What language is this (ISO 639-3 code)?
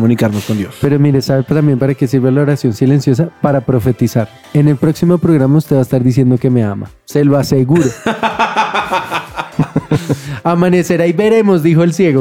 spa